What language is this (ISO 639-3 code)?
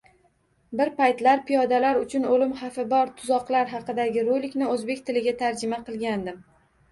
uzb